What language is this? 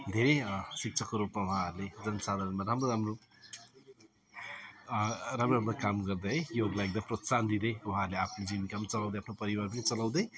Nepali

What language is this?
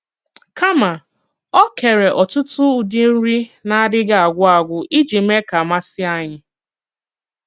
Igbo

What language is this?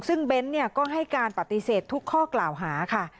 Thai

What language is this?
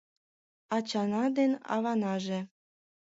Mari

